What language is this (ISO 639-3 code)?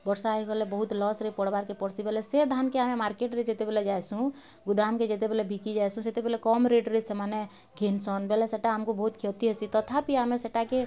ori